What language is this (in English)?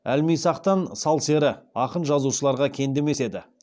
Kazakh